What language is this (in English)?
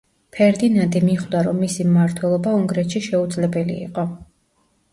Georgian